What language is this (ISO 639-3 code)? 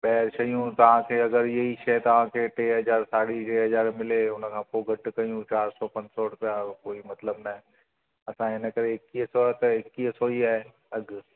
snd